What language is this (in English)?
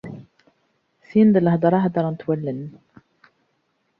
Kabyle